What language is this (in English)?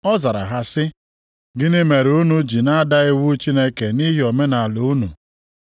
Igbo